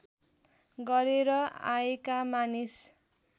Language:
Nepali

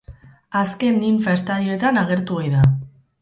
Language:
Basque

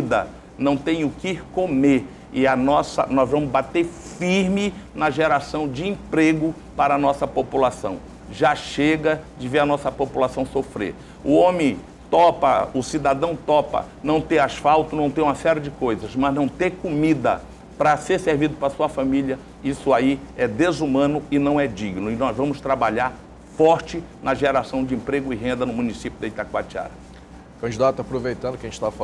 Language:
Portuguese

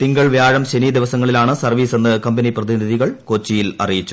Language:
Malayalam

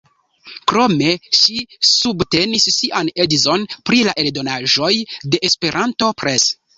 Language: Esperanto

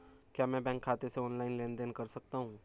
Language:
Hindi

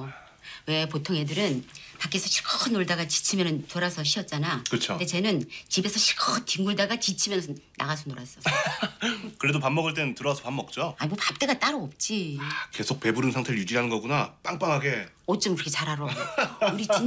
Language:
Korean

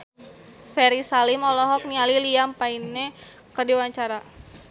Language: Sundanese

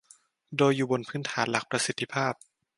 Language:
Thai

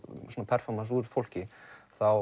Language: Icelandic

